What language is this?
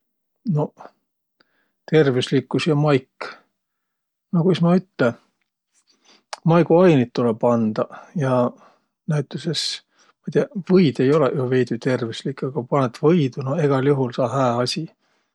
Võro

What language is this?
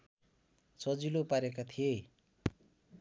Nepali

